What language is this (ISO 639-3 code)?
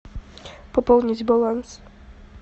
rus